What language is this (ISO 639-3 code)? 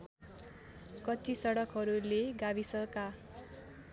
nep